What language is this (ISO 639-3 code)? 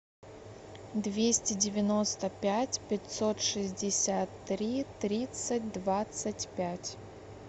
rus